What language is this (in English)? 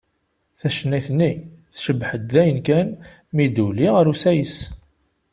Kabyle